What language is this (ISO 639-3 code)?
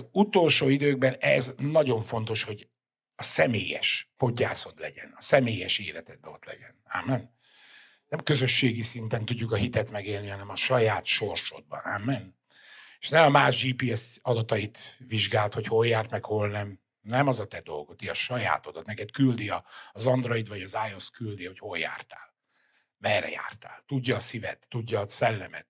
hun